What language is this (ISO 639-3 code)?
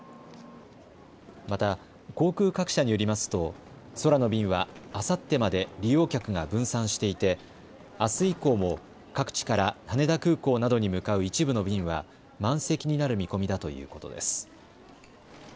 jpn